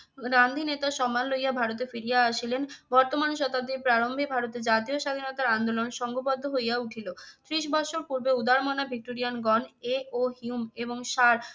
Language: Bangla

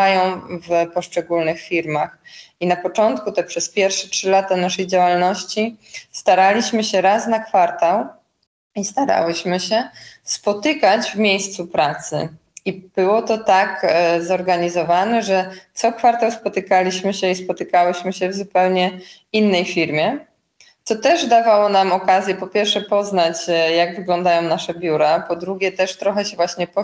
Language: Polish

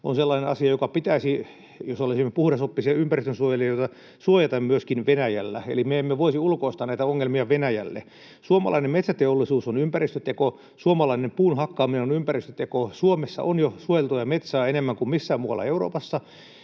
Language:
Finnish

